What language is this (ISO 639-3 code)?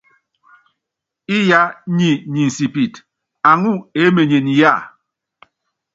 yav